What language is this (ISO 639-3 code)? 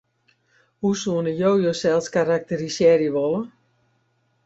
fry